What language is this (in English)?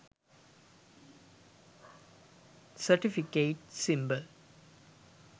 Sinhala